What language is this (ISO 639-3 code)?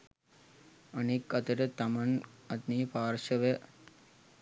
sin